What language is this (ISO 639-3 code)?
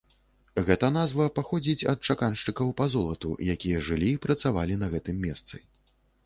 bel